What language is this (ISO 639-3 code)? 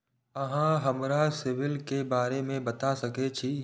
mai